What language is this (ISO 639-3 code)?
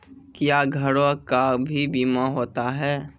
mai